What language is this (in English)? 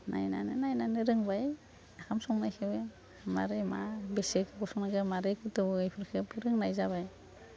Bodo